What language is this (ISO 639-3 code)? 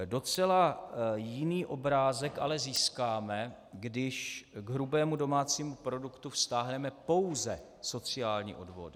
ces